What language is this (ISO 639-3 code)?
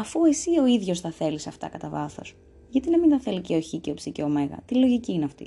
ell